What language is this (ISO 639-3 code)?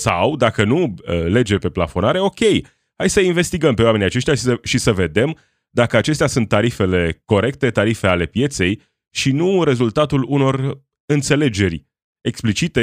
ron